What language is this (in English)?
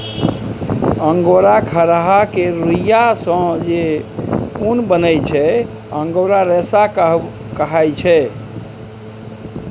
Maithili